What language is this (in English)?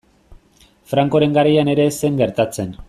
Basque